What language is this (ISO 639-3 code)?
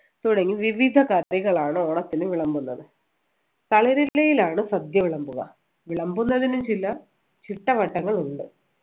mal